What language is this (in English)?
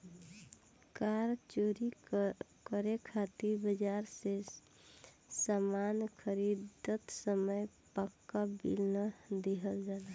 Bhojpuri